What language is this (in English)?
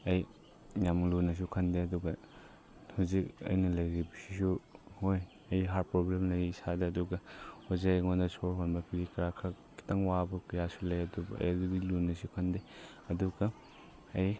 Manipuri